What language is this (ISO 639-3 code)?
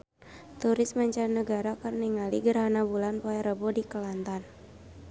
sun